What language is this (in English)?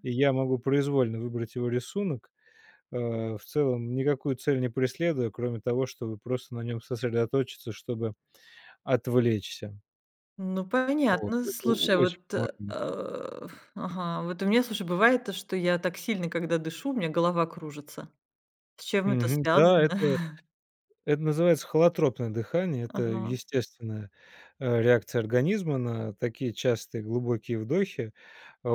Russian